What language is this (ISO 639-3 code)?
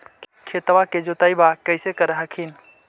mag